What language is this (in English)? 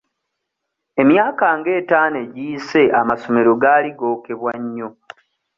Ganda